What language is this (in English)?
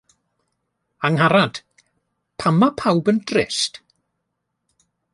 Welsh